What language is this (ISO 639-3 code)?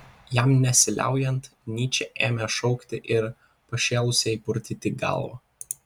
lit